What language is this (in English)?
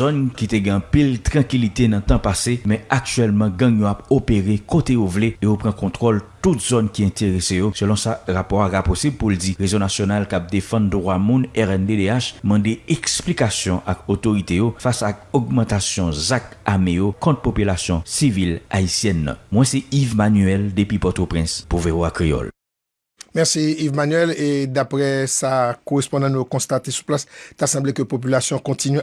French